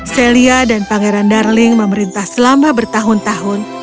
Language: Indonesian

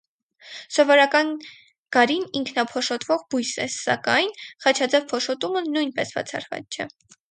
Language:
Armenian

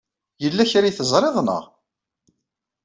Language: Kabyle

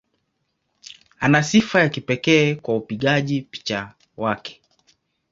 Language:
Swahili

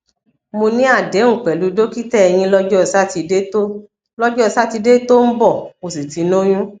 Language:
Yoruba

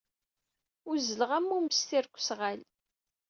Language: Kabyle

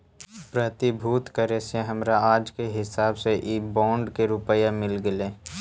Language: Magahi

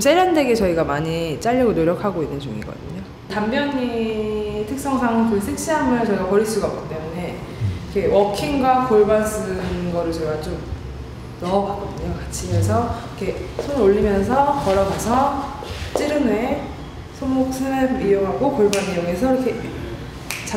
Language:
Korean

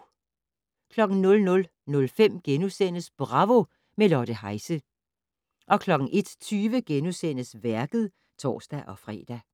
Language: Danish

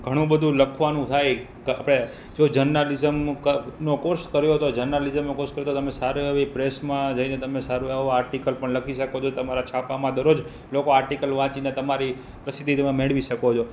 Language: Gujarati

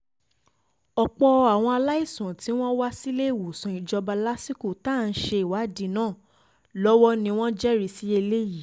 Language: Yoruba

